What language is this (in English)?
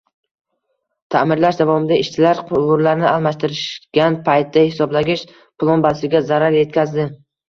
Uzbek